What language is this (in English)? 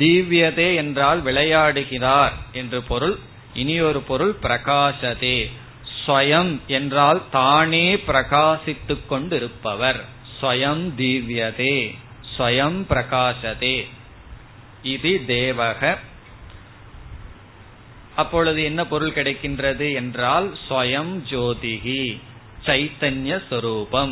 Tamil